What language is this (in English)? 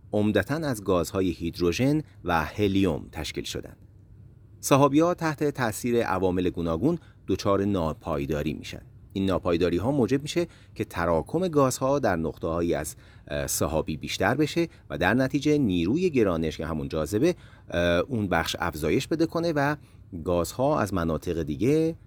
Persian